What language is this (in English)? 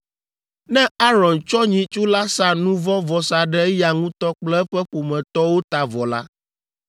Ewe